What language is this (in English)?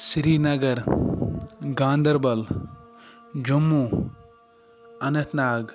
Kashmiri